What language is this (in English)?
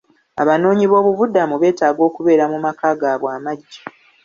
Ganda